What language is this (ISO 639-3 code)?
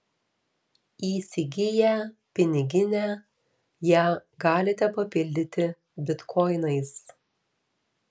lit